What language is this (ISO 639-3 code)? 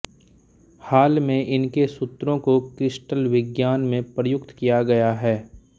hin